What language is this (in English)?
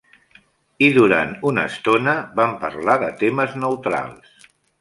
Catalan